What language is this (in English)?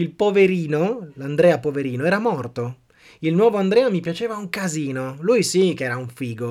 Italian